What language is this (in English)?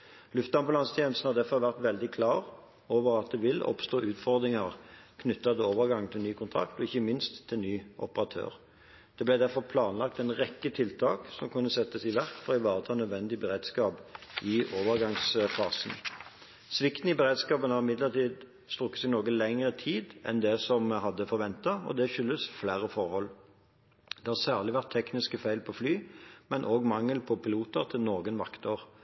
Norwegian Bokmål